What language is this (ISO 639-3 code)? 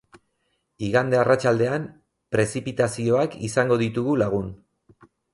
eus